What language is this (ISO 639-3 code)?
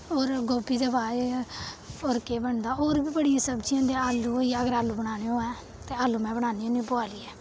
doi